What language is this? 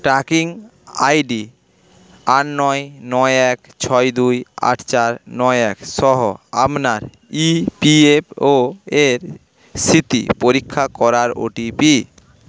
Bangla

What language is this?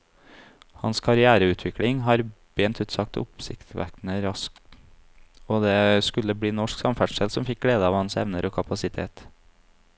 Norwegian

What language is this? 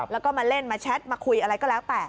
Thai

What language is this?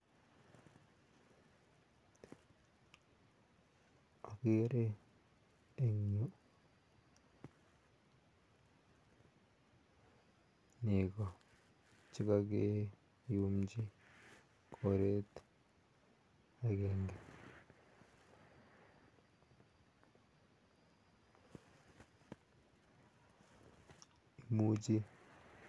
Kalenjin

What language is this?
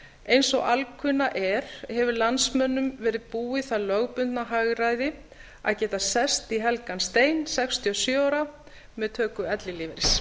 Icelandic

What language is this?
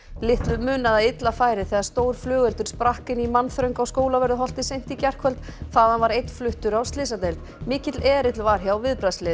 Icelandic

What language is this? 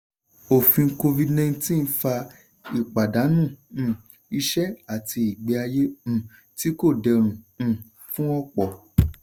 Yoruba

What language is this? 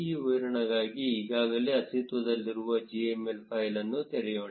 Kannada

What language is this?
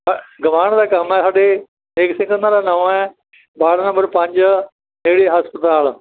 Punjabi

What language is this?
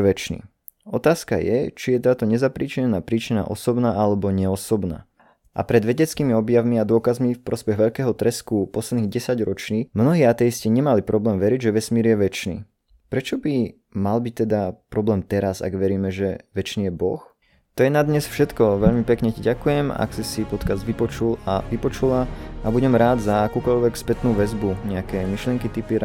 Slovak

